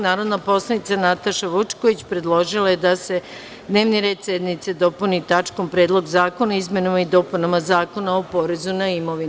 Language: Serbian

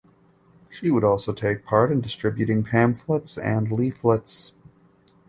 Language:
English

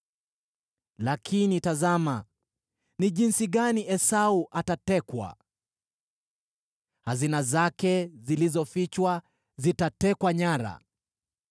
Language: Swahili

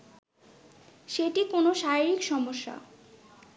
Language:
Bangla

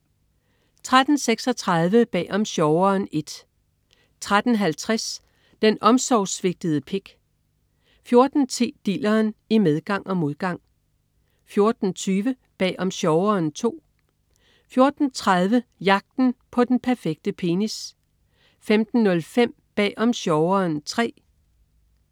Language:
Danish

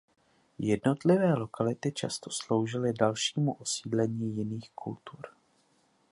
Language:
Czech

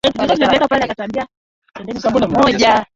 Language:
Swahili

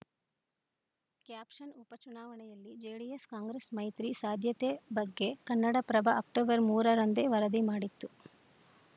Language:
Kannada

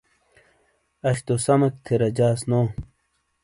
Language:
Shina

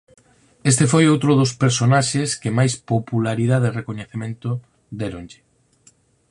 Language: Galician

